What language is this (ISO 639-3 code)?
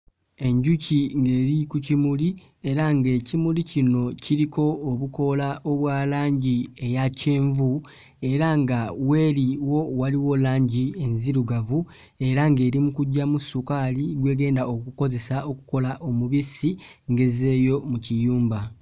lug